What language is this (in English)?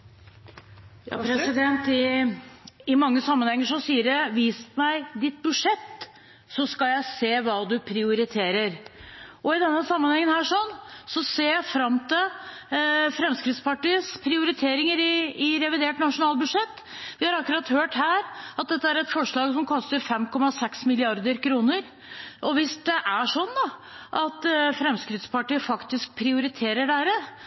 Norwegian Bokmål